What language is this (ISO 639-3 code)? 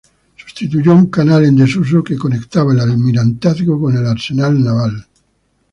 spa